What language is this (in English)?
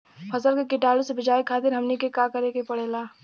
Bhojpuri